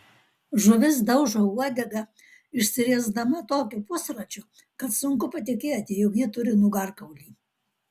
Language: Lithuanian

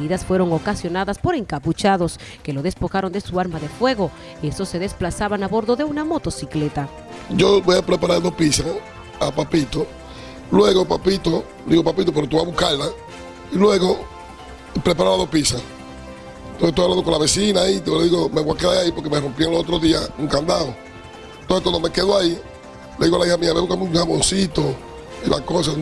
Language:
Spanish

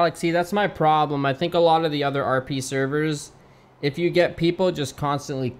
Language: English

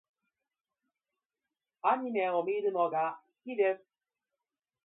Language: Japanese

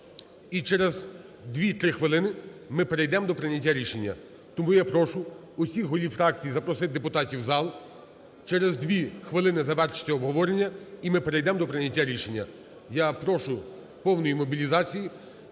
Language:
Ukrainian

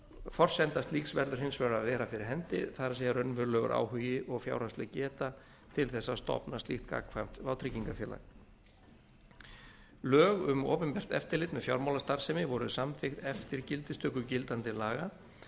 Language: Icelandic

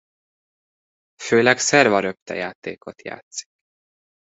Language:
Hungarian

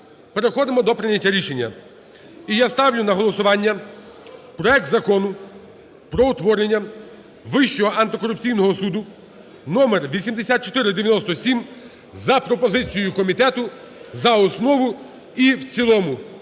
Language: Ukrainian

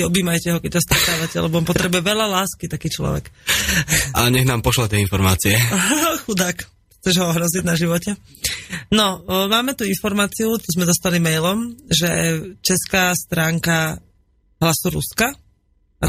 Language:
Slovak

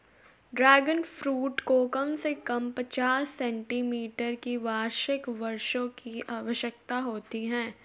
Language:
Hindi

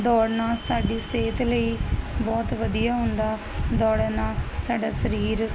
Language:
Punjabi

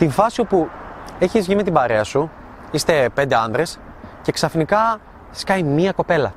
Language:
Greek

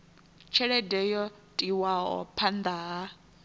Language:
Venda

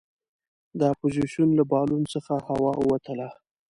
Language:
Pashto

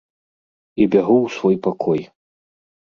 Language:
Belarusian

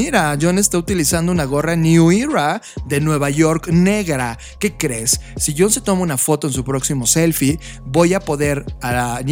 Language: Spanish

